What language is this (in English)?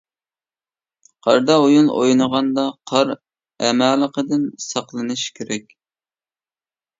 Uyghur